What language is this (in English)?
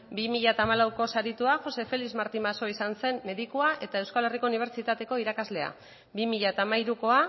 Basque